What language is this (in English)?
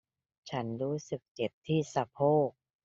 Thai